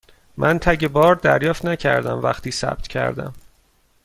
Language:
Persian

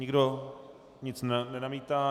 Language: Czech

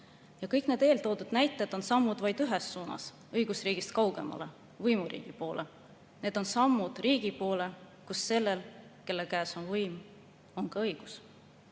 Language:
Estonian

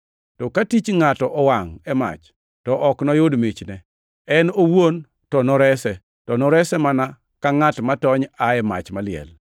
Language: Luo (Kenya and Tanzania)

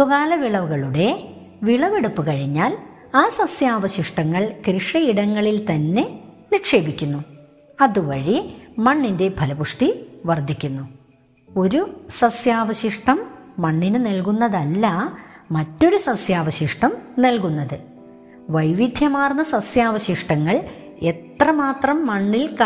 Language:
Malayalam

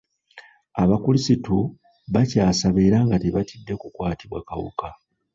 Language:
Ganda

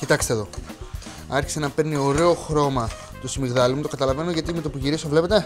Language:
Greek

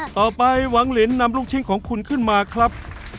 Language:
Thai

